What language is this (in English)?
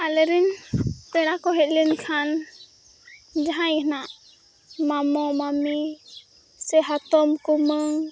Santali